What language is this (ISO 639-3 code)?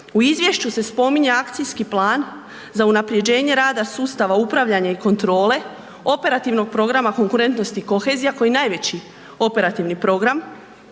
hrv